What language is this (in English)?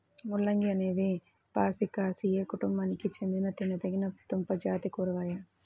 Telugu